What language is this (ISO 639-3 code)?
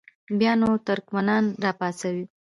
pus